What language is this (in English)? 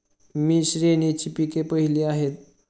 Marathi